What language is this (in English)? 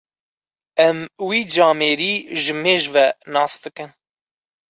Kurdish